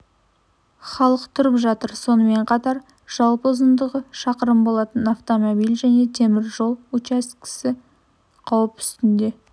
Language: Kazakh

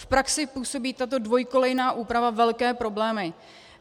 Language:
Czech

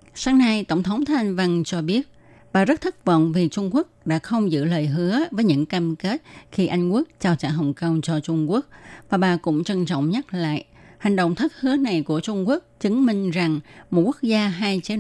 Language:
Vietnamese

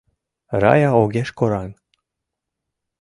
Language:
Mari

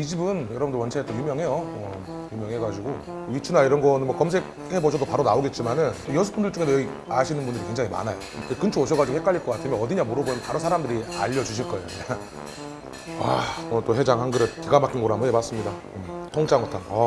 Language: Korean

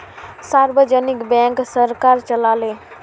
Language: Magahi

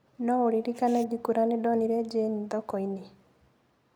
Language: Kikuyu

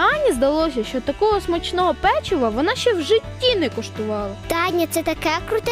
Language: Ukrainian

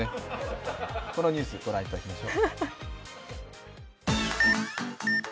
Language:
Japanese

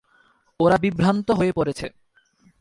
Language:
Bangla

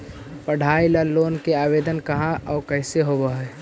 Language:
Magahi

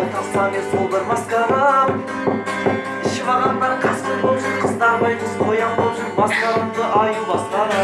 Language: Kazakh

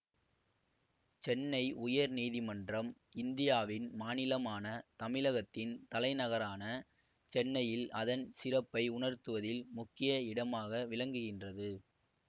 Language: Tamil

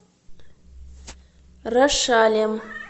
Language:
Russian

